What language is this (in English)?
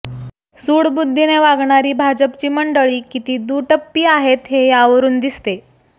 Marathi